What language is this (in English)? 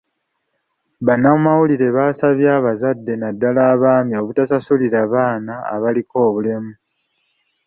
Ganda